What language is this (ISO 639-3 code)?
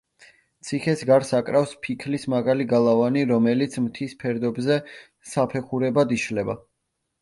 kat